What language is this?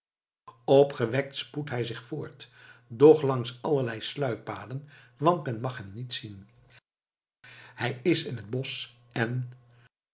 Dutch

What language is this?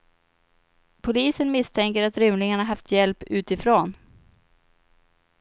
Swedish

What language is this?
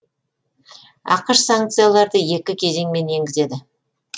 Kazakh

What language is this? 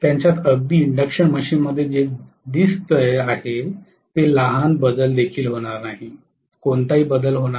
Marathi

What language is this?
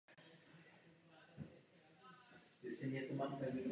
Czech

